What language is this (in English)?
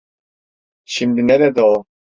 Turkish